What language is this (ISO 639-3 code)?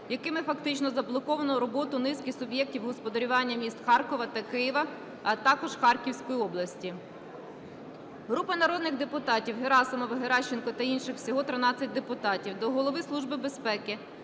ukr